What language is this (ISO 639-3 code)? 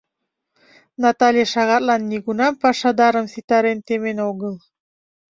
chm